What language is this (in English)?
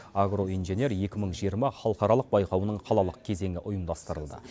Kazakh